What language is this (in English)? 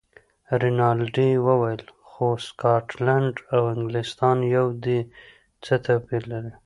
Pashto